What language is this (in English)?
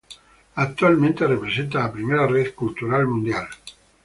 Spanish